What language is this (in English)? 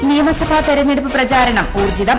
Malayalam